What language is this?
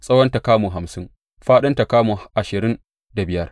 Hausa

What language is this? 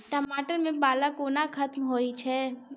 Maithili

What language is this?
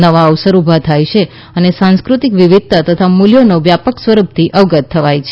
Gujarati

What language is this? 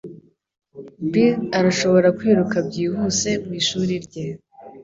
Kinyarwanda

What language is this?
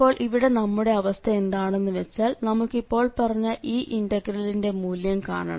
Malayalam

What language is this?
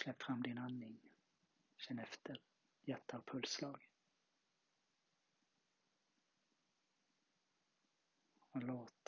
Swedish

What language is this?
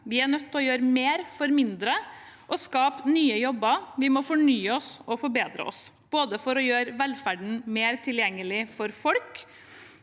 Norwegian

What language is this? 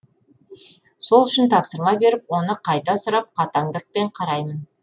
Kazakh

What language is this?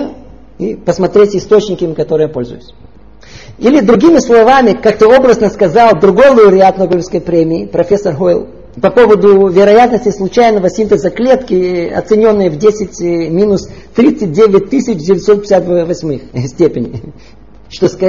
Russian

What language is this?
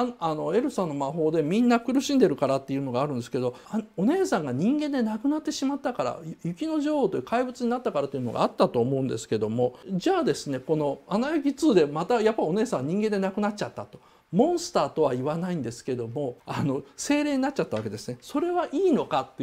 Japanese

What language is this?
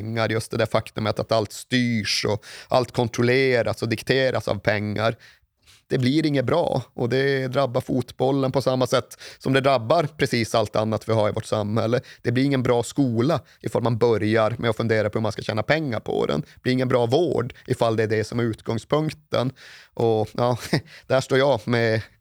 Swedish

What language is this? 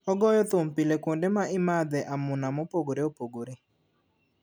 Luo (Kenya and Tanzania)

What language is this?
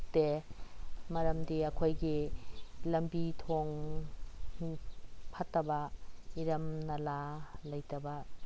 Manipuri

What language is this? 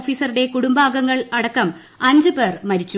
Malayalam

